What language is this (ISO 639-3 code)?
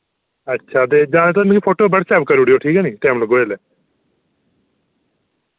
doi